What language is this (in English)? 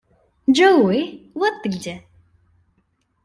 Russian